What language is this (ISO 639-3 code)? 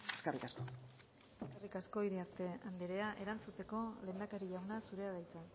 eus